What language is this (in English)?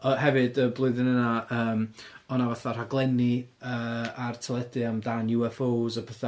Welsh